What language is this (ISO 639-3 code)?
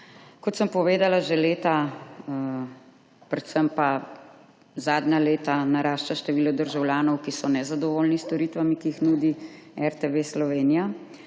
slv